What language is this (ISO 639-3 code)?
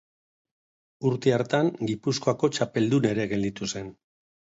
eus